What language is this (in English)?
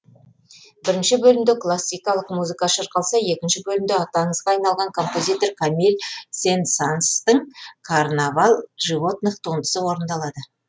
Kazakh